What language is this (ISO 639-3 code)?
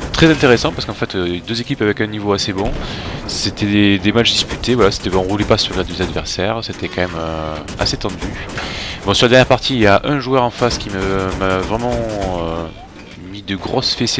fra